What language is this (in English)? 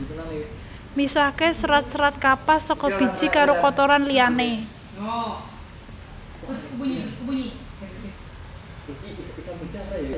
Javanese